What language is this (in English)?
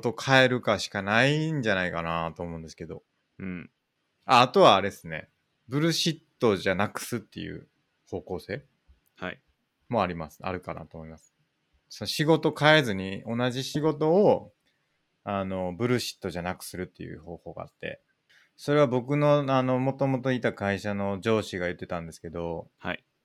Japanese